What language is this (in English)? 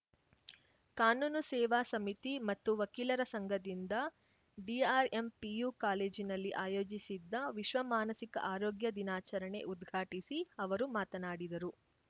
Kannada